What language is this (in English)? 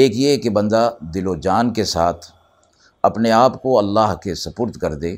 Urdu